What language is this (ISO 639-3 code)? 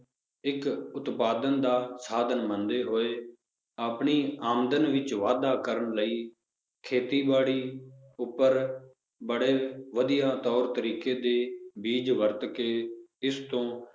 pan